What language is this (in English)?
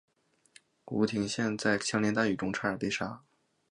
Chinese